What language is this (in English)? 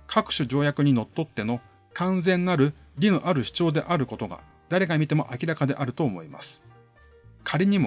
Japanese